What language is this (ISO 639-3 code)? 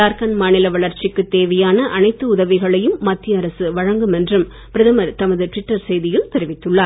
tam